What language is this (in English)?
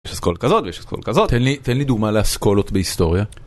Hebrew